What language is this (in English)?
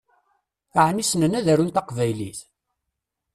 Kabyle